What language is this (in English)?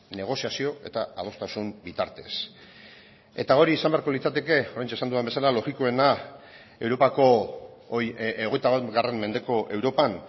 Basque